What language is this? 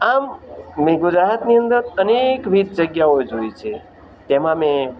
Gujarati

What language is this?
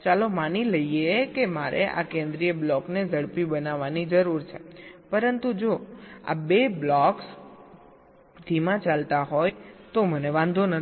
Gujarati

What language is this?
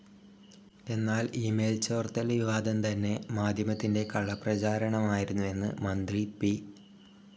Malayalam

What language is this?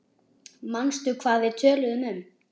Icelandic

